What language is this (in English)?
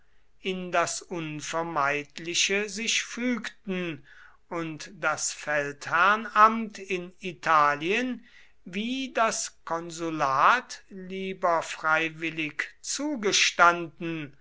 German